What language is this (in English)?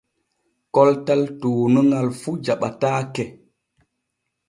Borgu Fulfulde